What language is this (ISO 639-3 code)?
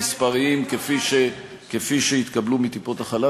heb